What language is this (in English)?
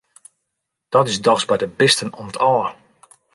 Western Frisian